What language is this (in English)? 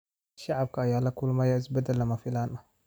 Somali